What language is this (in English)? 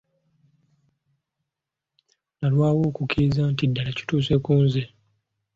Ganda